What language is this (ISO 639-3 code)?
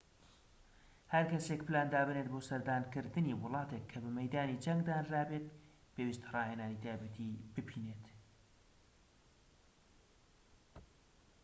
ckb